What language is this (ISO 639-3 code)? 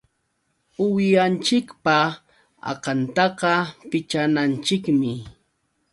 qux